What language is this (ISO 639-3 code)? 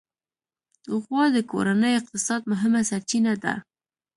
pus